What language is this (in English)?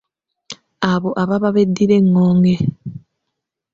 Ganda